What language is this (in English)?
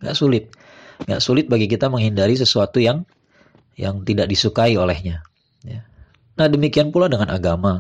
Indonesian